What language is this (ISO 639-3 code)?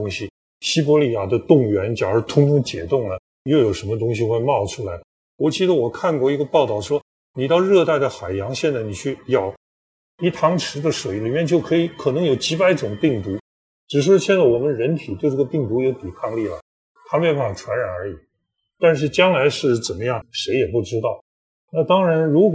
zho